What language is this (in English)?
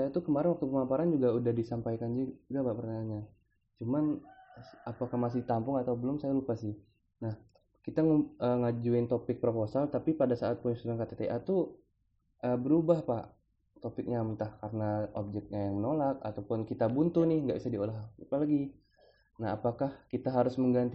Indonesian